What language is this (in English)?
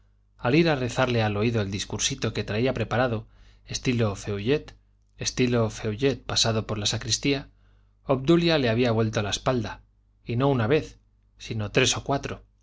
Spanish